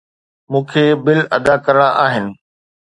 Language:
Sindhi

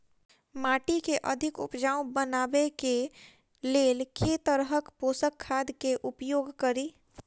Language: Maithili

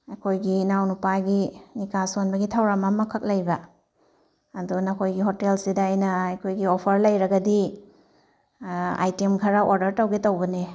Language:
Manipuri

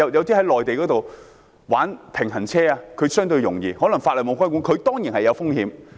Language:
Cantonese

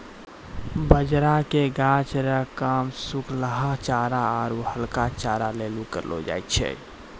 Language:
Maithili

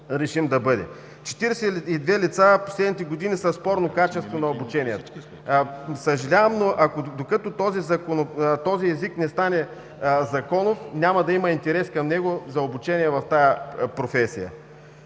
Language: Bulgarian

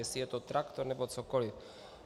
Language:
Czech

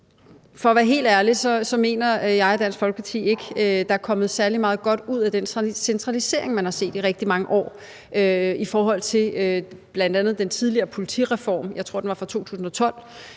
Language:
Danish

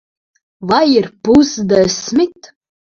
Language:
Latvian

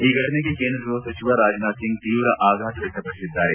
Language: Kannada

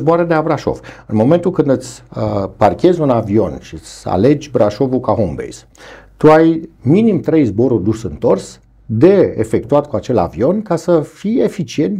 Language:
Romanian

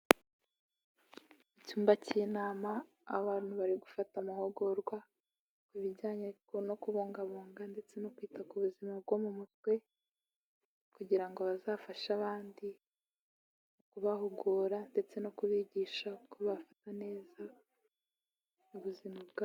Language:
Kinyarwanda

